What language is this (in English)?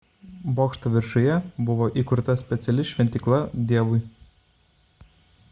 Lithuanian